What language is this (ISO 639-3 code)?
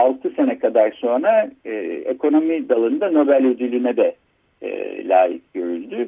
tur